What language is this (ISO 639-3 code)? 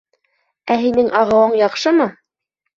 bak